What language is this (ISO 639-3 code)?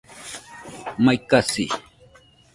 hux